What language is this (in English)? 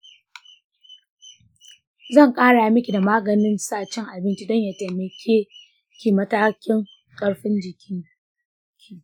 Hausa